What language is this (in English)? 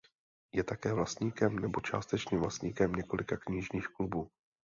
Czech